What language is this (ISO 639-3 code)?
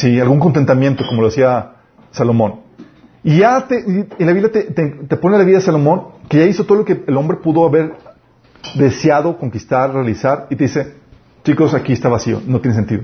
spa